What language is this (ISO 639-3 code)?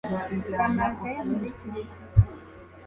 kin